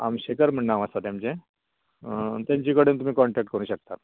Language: Konkani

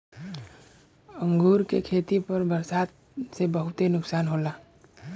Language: Bhojpuri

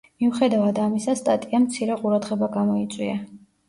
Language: Georgian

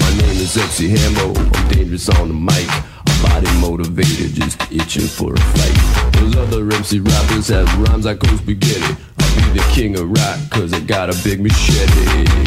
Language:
Slovak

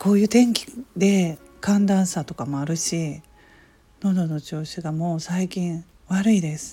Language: Japanese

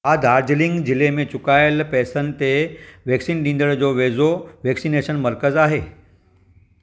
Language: Sindhi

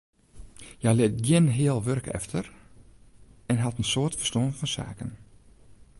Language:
Western Frisian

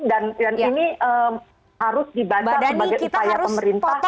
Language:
Indonesian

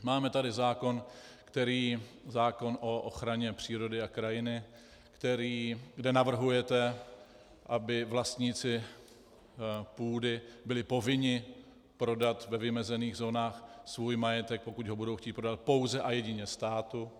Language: Czech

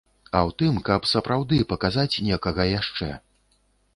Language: Belarusian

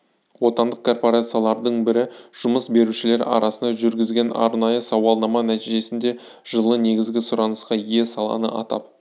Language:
Kazakh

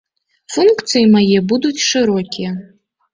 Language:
Belarusian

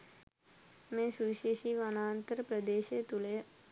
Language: Sinhala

